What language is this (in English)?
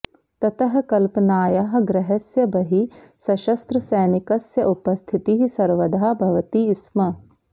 Sanskrit